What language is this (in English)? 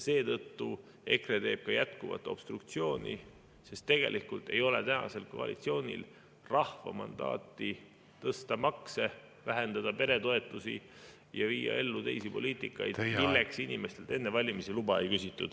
Estonian